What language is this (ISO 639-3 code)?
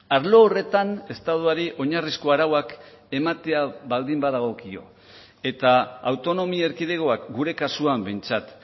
eus